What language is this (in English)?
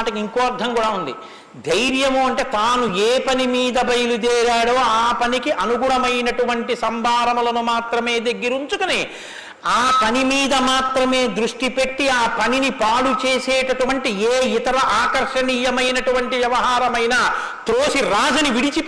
Telugu